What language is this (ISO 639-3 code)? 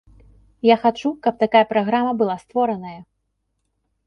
bel